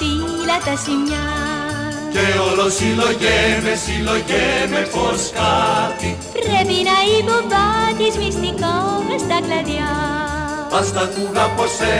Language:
Greek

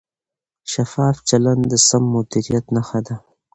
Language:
Pashto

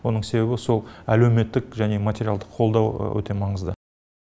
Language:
Kazakh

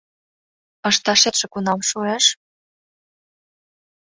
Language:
Mari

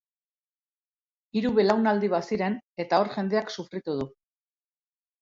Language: Basque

